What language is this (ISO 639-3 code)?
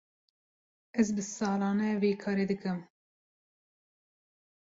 kur